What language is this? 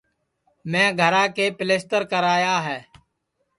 Sansi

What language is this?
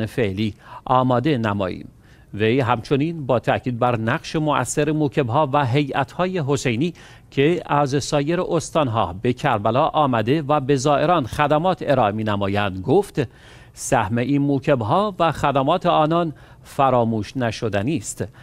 Persian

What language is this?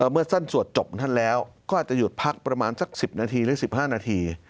Thai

